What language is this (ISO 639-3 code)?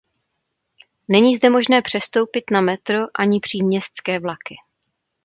ces